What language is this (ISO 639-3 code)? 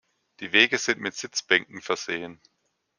deu